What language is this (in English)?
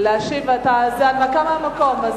Hebrew